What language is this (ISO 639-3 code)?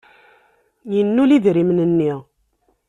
kab